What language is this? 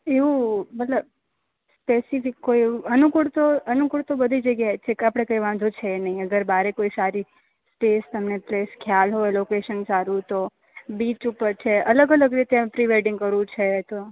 Gujarati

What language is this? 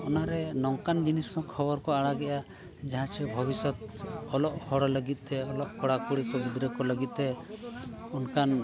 Santali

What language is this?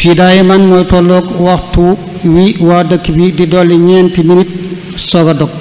Arabic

